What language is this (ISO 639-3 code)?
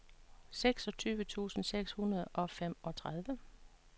dan